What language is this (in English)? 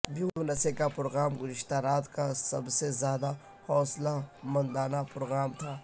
Urdu